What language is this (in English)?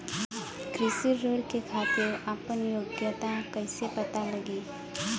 Bhojpuri